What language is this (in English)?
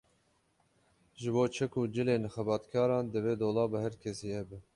Kurdish